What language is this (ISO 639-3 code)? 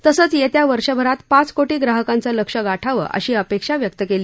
mar